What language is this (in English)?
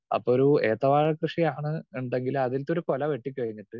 Malayalam